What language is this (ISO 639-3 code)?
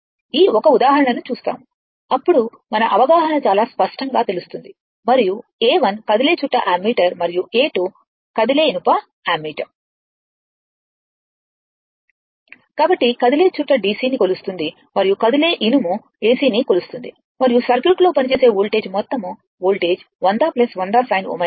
tel